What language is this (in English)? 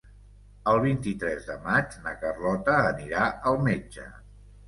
Catalan